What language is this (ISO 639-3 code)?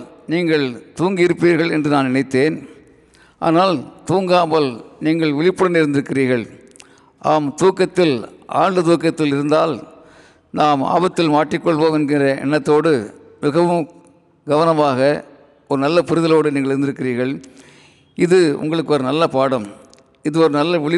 tam